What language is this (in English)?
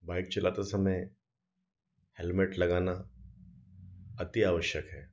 Hindi